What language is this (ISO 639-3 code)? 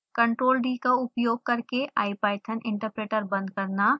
hin